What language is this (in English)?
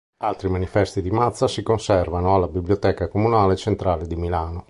Italian